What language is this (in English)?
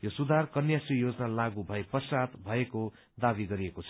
Nepali